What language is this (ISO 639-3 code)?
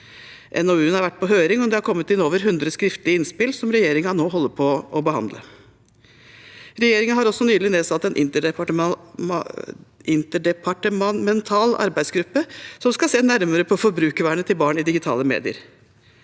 nor